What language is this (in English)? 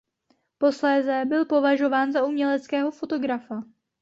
Czech